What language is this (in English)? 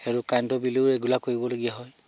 Assamese